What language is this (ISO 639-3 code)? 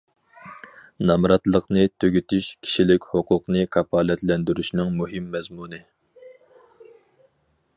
uig